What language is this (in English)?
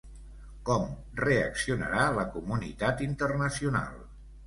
Catalan